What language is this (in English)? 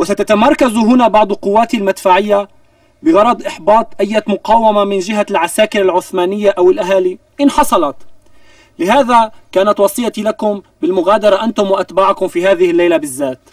Arabic